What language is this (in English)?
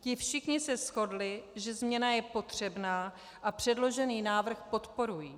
Czech